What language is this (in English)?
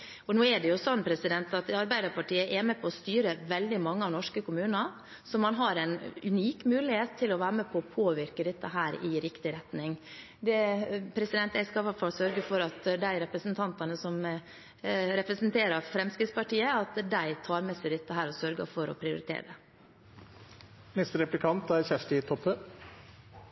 Norwegian